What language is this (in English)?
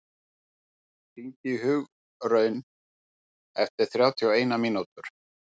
Icelandic